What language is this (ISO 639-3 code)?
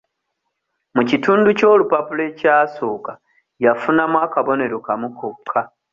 lug